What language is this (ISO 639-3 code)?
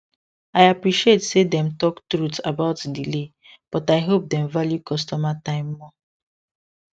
pcm